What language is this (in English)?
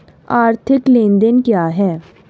Hindi